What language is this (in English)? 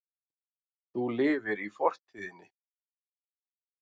Icelandic